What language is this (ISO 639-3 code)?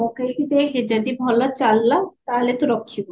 ori